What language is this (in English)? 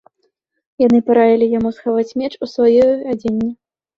Belarusian